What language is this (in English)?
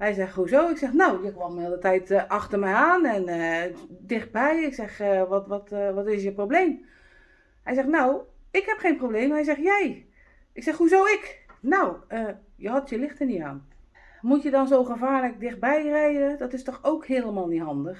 Dutch